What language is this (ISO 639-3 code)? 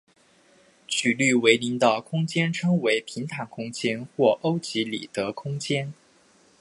zho